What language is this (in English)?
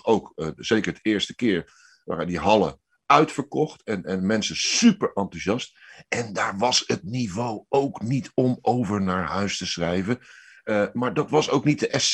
Dutch